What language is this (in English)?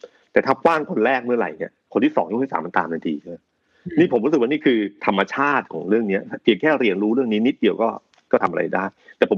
Thai